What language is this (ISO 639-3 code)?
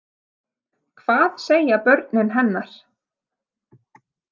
isl